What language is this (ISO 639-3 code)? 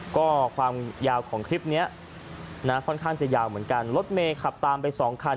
tha